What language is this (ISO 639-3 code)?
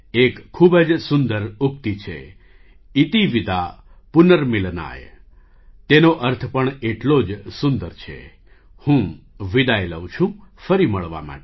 guj